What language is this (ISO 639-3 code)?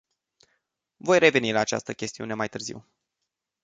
ron